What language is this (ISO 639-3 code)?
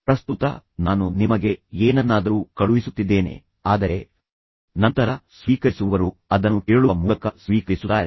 kan